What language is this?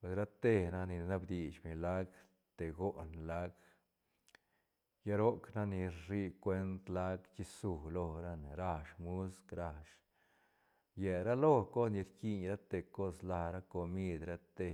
Santa Catarina Albarradas Zapotec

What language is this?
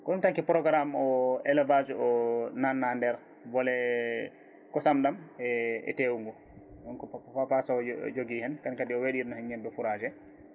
Fula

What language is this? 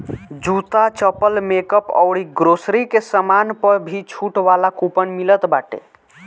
Bhojpuri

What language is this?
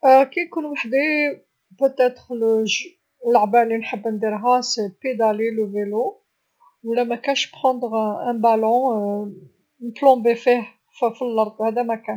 Algerian Arabic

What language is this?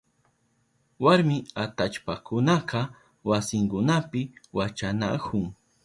Southern Pastaza Quechua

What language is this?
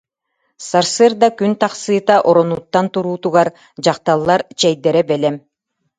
Yakut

